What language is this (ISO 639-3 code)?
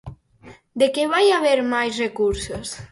glg